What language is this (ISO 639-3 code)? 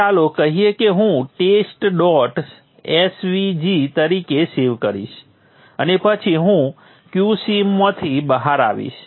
guj